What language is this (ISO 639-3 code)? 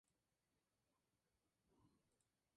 spa